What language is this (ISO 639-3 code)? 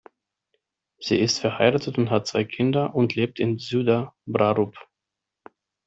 deu